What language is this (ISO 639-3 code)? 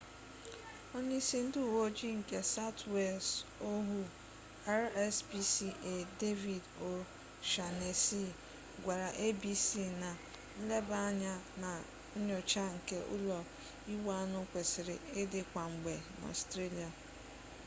ibo